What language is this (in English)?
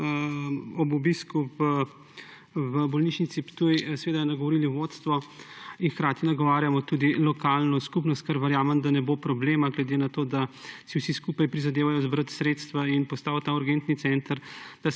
Slovenian